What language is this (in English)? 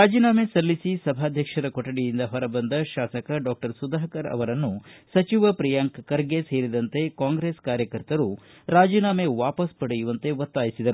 Kannada